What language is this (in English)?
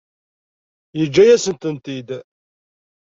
Kabyle